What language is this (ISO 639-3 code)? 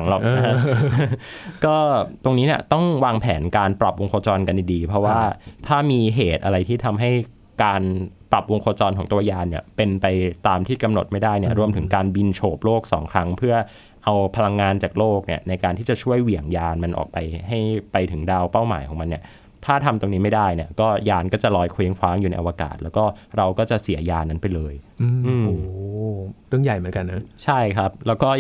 tha